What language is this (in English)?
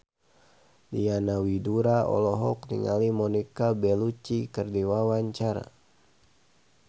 Sundanese